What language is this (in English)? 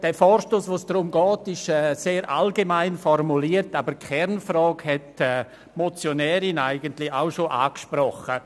Swiss German